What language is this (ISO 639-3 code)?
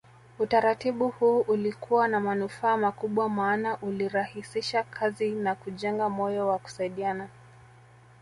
swa